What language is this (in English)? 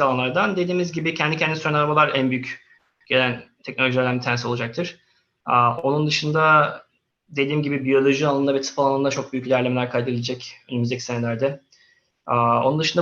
Turkish